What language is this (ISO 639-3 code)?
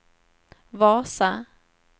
swe